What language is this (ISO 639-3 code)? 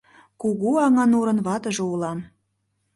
chm